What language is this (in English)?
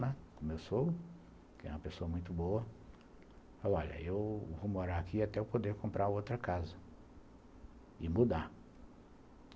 Portuguese